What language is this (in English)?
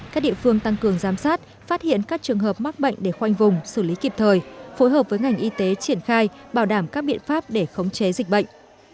Vietnamese